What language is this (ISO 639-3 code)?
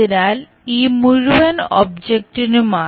mal